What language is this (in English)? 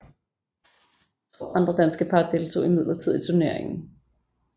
Danish